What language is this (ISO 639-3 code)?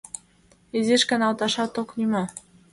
chm